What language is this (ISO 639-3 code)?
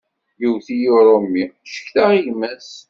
kab